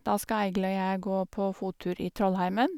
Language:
Norwegian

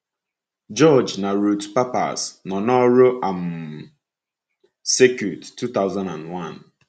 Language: Igbo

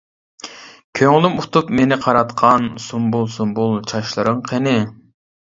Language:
Uyghur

